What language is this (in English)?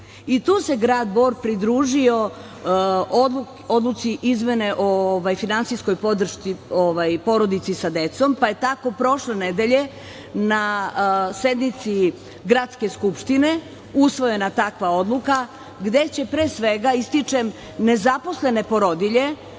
Serbian